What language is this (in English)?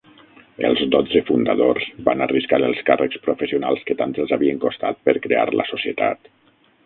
Catalan